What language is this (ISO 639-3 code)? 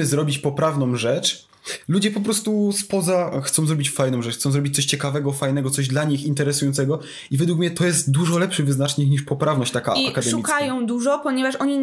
pol